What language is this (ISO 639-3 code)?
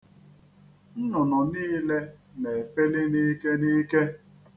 ibo